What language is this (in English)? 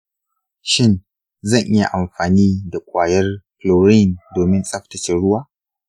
Hausa